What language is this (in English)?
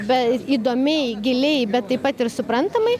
Lithuanian